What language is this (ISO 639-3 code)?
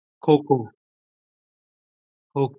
pan